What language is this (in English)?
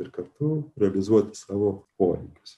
Lithuanian